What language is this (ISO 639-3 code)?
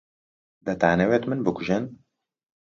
ckb